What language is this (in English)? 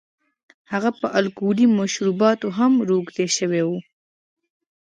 Pashto